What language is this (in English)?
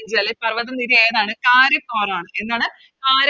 Malayalam